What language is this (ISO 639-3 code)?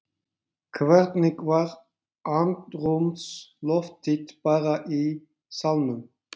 isl